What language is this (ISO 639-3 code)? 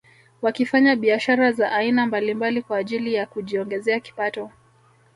swa